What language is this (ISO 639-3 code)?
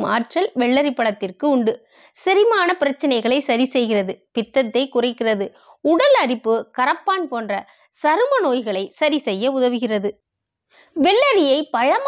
tam